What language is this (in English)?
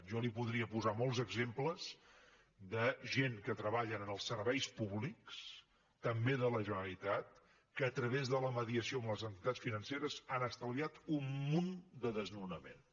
Catalan